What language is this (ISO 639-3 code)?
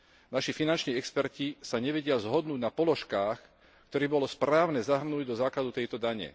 slk